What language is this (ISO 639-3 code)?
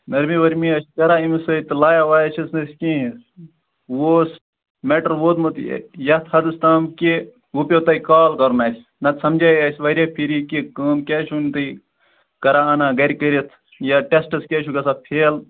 kas